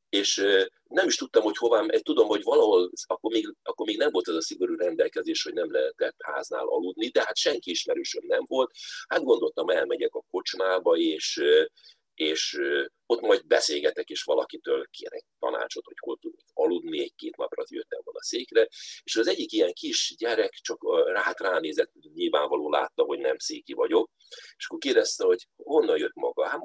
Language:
Hungarian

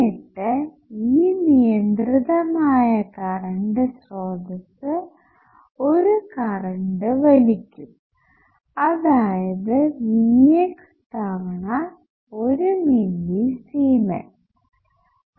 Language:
Malayalam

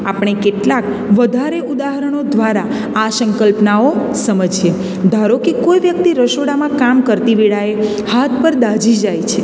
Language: Gujarati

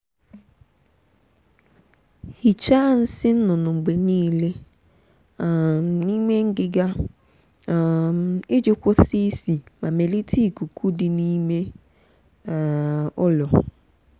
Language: Igbo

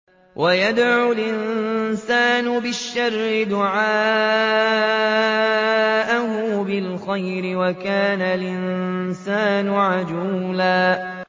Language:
Arabic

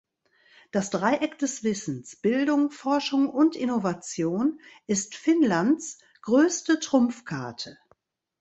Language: German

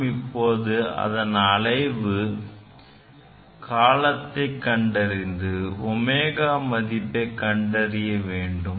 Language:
Tamil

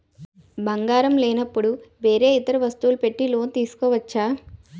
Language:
Telugu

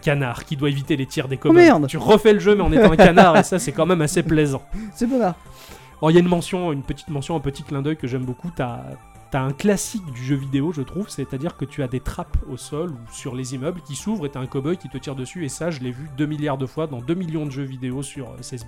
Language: French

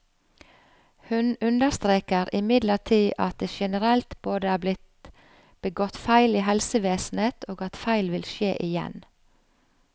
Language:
Norwegian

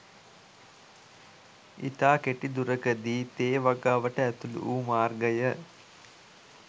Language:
Sinhala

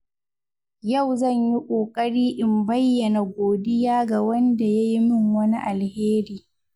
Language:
Hausa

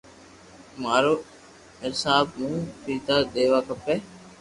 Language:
Loarki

